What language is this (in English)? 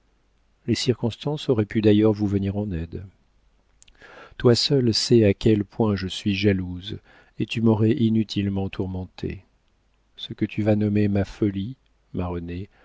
French